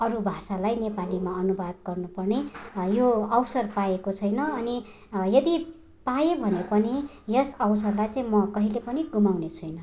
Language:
Nepali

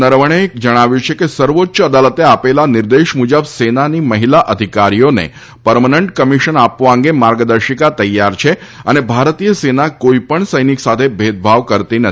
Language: Gujarati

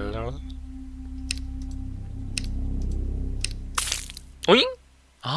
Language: Korean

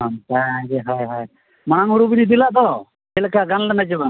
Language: Santali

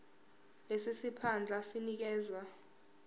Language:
Zulu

